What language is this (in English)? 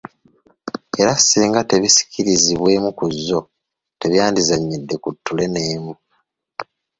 Ganda